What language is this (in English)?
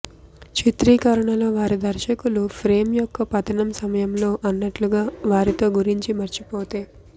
Telugu